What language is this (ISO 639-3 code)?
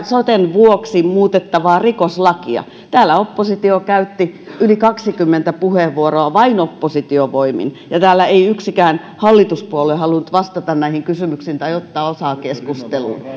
fin